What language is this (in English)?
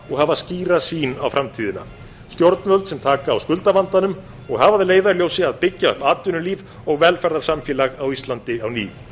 Icelandic